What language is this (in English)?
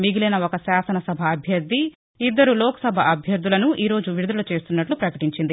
Telugu